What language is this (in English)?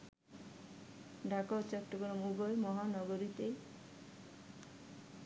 Bangla